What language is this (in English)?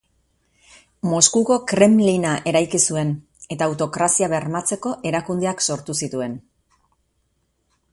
Basque